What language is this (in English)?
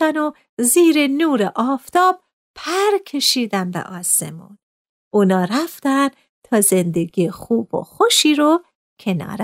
Persian